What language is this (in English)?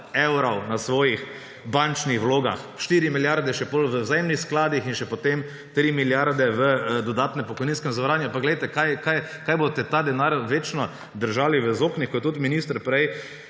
Slovenian